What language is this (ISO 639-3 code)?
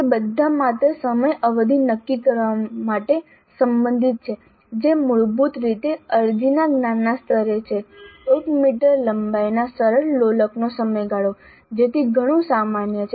guj